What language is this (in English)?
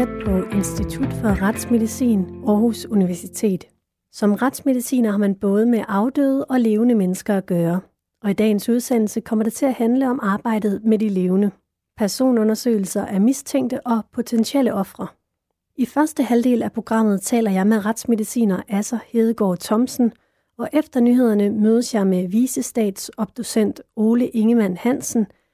Danish